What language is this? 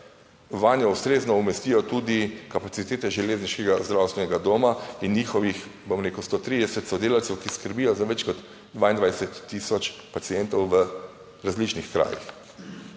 Slovenian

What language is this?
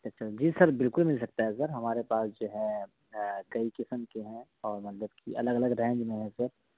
Urdu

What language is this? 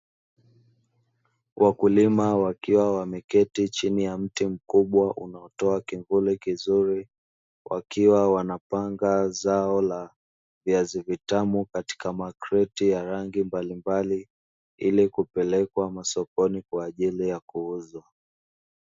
Swahili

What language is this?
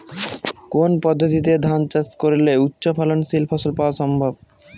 Bangla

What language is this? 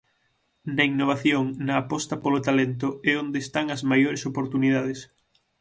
Galician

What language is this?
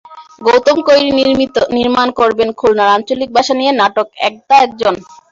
Bangla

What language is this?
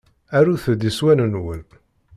Kabyle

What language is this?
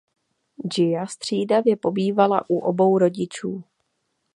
Czech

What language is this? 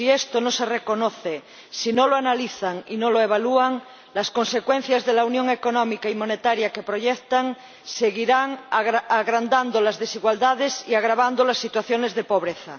Spanish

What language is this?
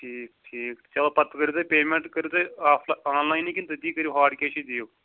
Kashmiri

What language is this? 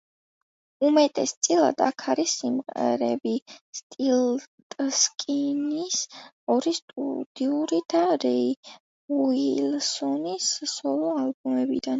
Georgian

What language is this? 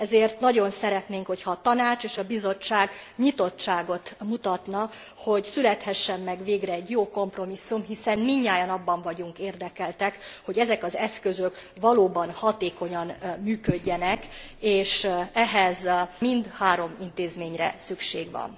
Hungarian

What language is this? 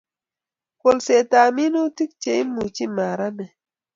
Kalenjin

